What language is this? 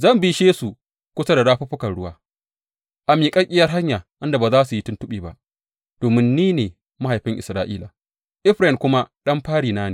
Hausa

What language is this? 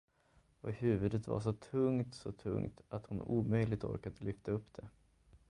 Swedish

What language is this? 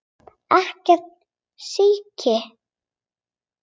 Icelandic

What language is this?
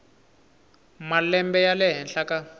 Tsonga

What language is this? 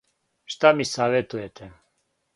Serbian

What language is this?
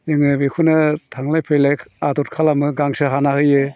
Bodo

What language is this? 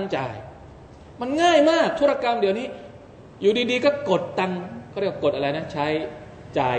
Thai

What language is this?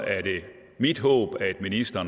Danish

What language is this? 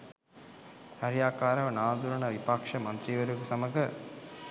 Sinhala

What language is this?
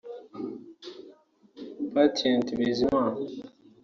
Kinyarwanda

